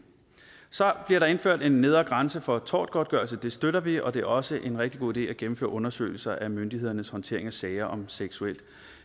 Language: Danish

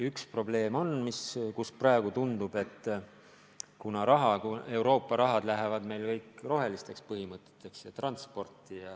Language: Estonian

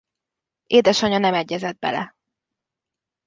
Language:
Hungarian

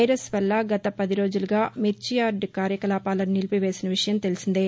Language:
Telugu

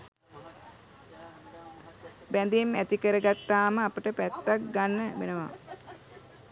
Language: Sinhala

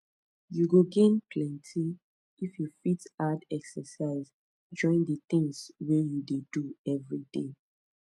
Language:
Nigerian Pidgin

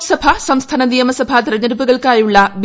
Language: Malayalam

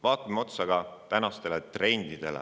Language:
Estonian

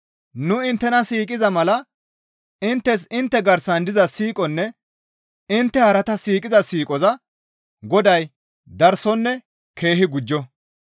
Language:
Gamo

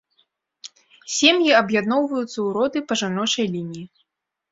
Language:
Belarusian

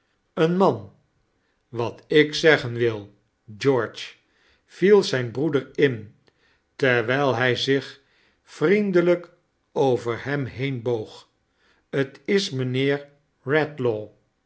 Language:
Dutch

